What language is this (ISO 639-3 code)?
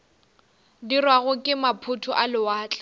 nso